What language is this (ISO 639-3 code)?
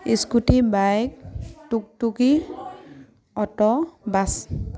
asm